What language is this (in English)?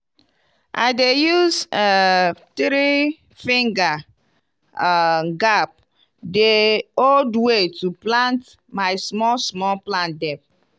Nigerian Pidgin